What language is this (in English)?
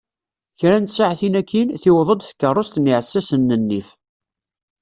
Kabyle